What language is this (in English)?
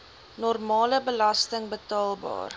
Afrikaans